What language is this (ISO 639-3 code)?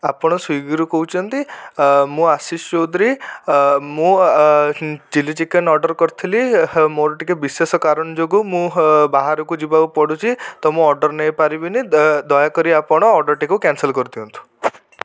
ori